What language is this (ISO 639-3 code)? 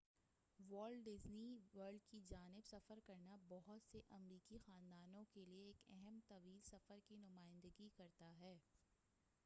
urd